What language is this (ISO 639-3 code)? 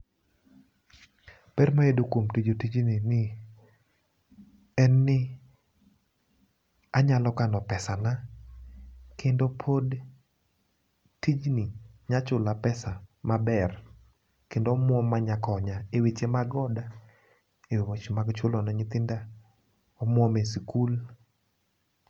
luo